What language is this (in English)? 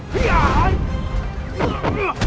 Indonesian